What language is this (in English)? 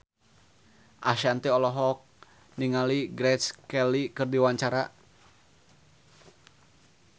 Sundanese